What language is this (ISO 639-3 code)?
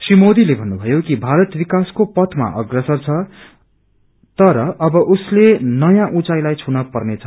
nep